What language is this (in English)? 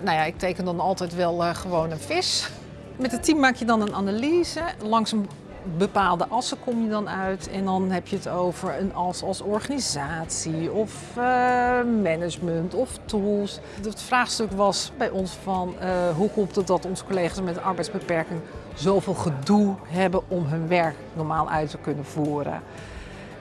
Dutch